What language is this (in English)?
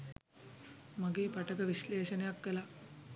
Sinhala